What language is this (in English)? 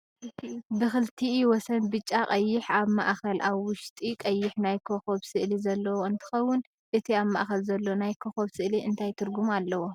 Tigrinya